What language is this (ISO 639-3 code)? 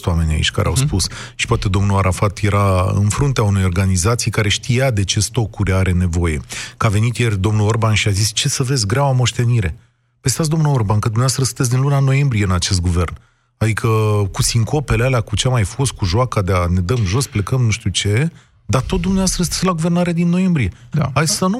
ron